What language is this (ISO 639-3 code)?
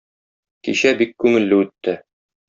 tat